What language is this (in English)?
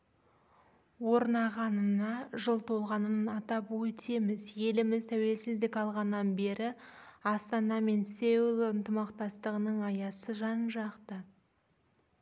Kazakh